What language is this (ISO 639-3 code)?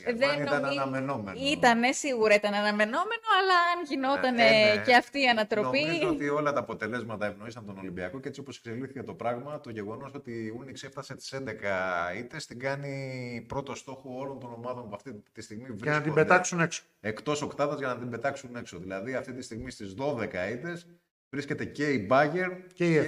ell